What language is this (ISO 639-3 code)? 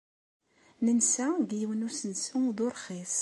kab